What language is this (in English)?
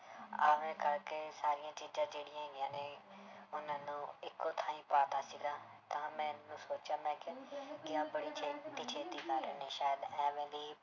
Punjabi